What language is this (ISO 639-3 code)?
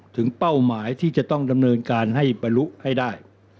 tha